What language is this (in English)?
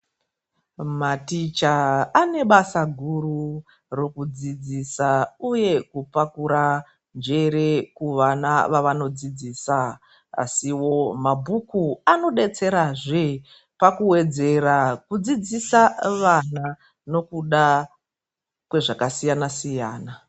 Ndau